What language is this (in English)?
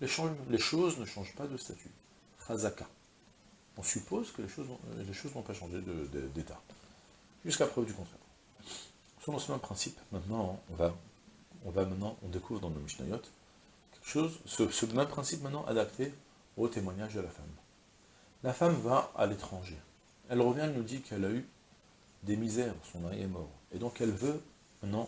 French